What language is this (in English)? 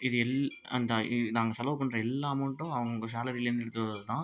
Tamil